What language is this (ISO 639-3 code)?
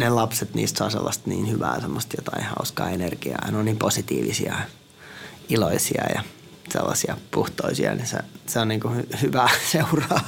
fin